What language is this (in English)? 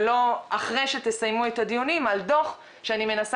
Hebrew